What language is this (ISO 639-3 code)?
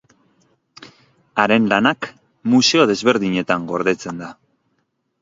eus